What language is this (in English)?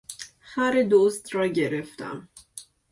Persian